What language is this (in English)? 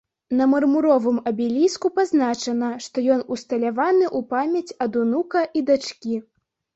Belarusian